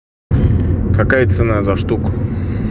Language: Russian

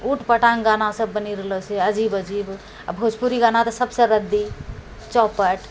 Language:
Maithili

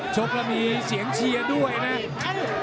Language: Thai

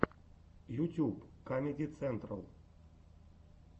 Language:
Russian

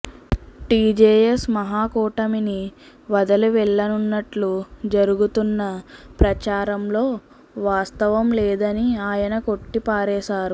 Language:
Telugu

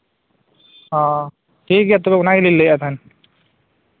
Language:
Santali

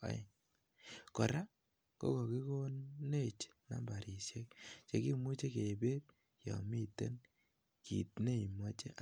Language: Kalenjin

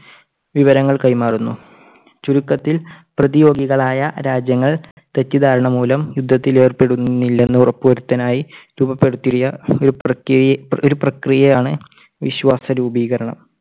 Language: Malayalam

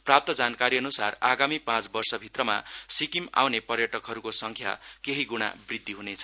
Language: Nepali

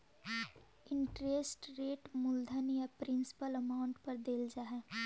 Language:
Magahi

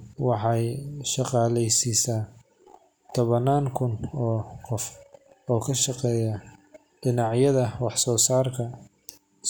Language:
Somali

